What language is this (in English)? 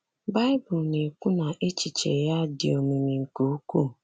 Igbo